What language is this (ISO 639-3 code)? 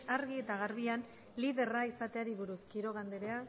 eus